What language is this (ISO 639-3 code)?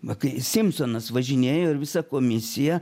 lit